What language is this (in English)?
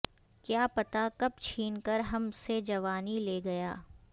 Urdu